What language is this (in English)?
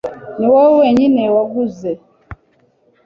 Kinyarwanda